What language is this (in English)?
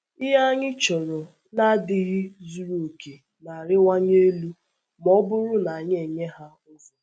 Igbo